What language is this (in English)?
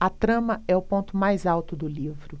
Portuguese